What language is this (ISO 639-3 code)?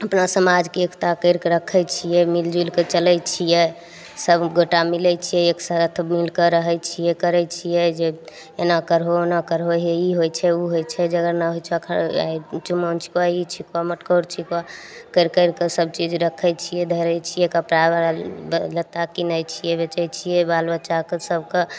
mai